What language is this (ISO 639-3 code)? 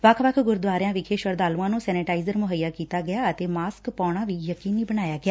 pan